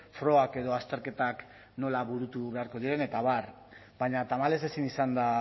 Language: Basque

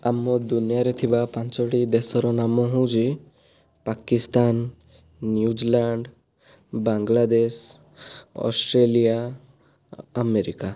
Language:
Odia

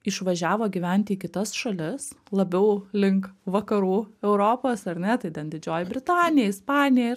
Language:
Lithuanian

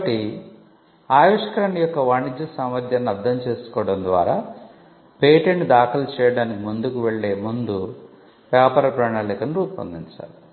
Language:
Telugu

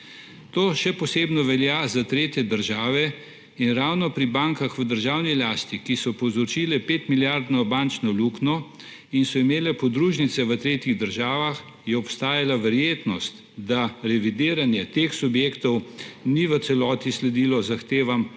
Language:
Slovenian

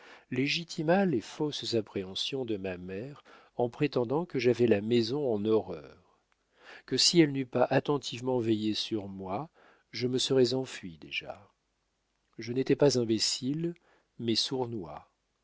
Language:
French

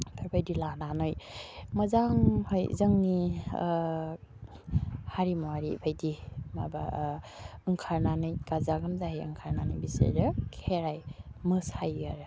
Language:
Bodo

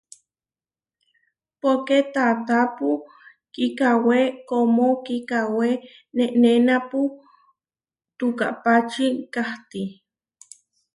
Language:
Huarijio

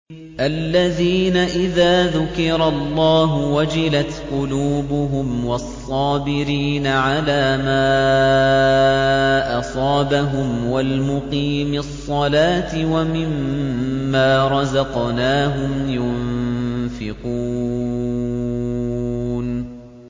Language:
Arabic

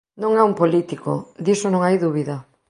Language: Galician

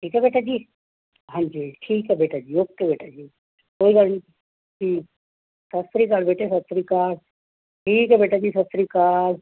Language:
Punjabi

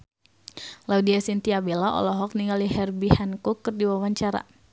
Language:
Sundanese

